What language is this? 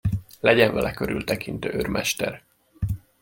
Hungarian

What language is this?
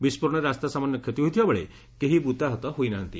Odia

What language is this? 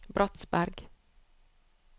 Norwegian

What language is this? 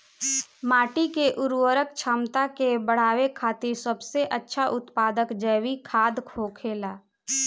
Bhojpuri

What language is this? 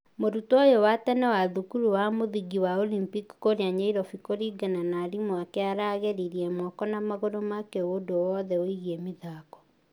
Kikuyu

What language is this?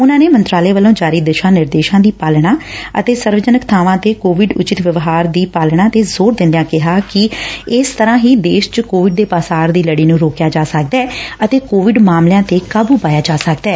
Punjabi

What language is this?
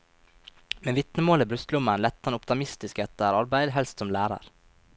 Norwegian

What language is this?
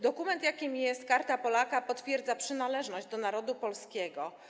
Polish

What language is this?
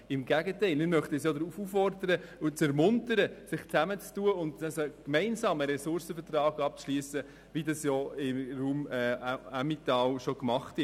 Swiss German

